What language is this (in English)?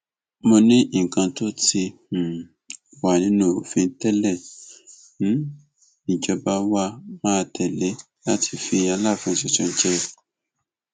Yoruba